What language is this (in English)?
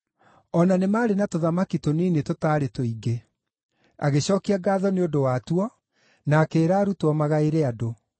Kikuyu